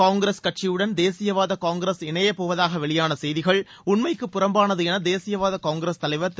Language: Tamil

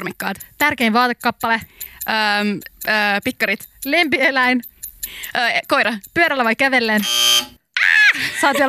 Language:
Finnish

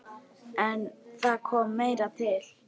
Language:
Icelandic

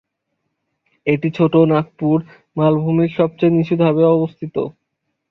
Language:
Bangla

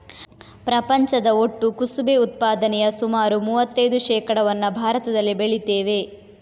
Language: Kannada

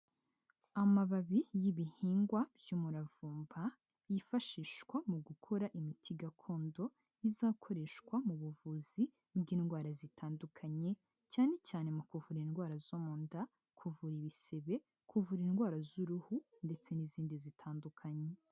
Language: Kinyarwanda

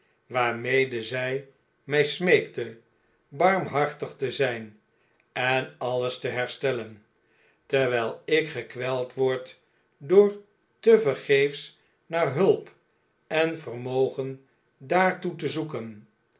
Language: Dutch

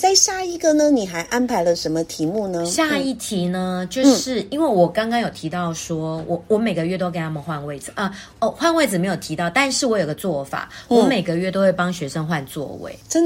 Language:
Chinese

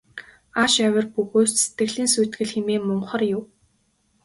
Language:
Mongolian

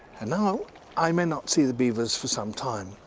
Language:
English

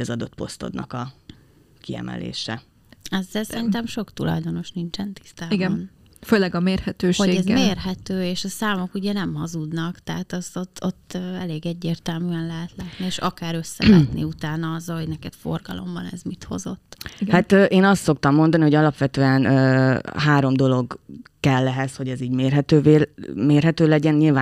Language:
Hungarian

